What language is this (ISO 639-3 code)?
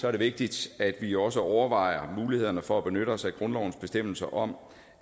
dan